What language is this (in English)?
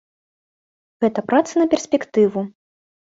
Belarusian